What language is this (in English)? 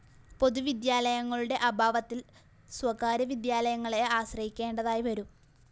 Malayalam